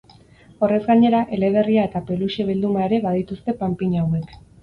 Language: Basque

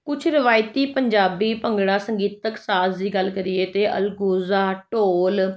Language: Punjabi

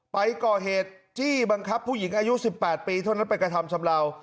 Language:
Thai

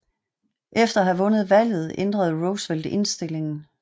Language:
Danish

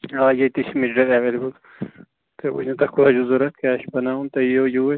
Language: Kashmiri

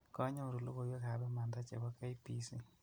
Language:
Kalenjin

